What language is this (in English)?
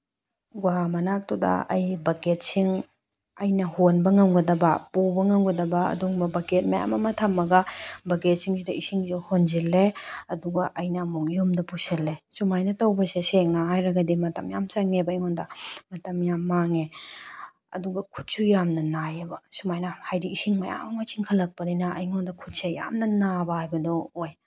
Manipuri